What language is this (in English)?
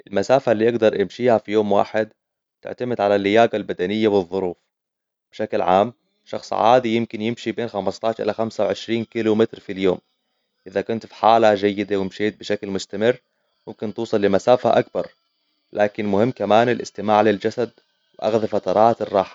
Hijazi Arabic